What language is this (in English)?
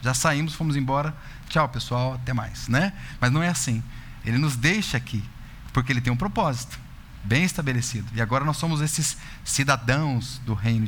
Portuguese